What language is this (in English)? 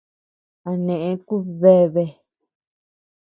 Tepeuxila Cuicatec